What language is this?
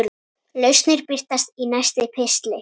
Icelandic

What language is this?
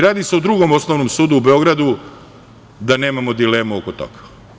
Serbian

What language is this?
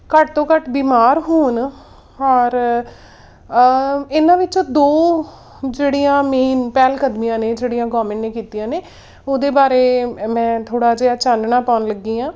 Punjabi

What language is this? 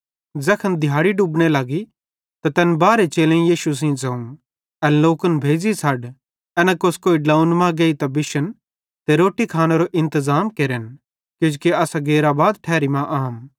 Bhadrawahi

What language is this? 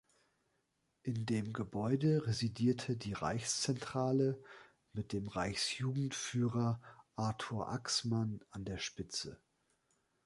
German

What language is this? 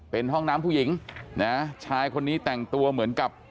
Thai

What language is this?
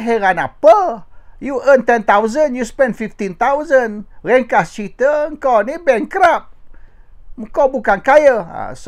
Malay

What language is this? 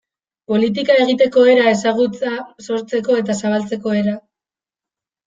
Basque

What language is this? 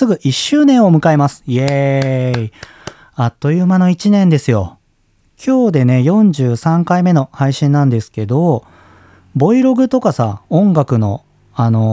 Japanese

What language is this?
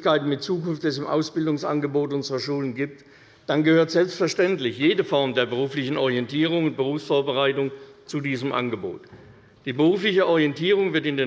German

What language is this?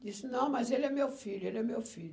Portuguese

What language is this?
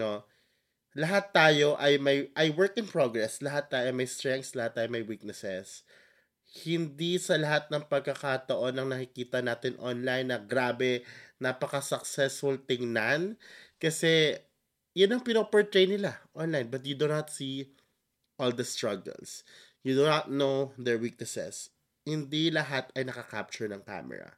Filipino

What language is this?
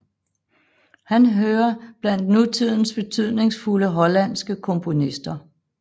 Danish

